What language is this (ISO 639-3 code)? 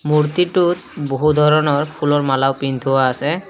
asm